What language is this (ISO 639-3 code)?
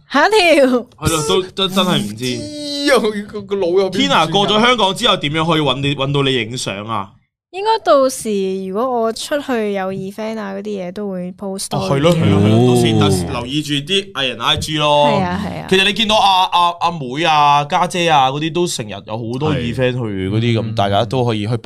zho